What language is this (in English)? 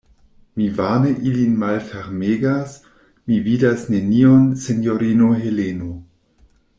Esperanto